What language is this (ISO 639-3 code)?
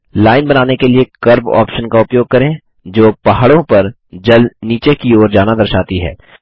hin